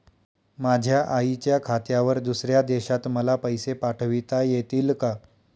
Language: Marathi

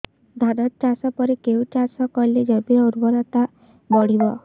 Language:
Odia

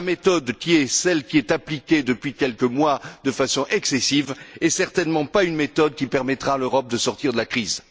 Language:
French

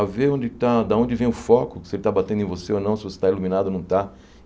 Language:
Portuguese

